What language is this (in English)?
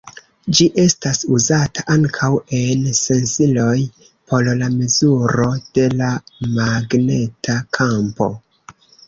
Esperanto